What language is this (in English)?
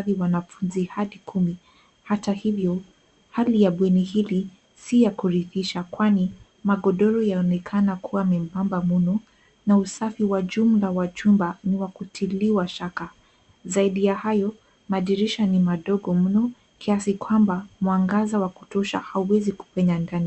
Swahili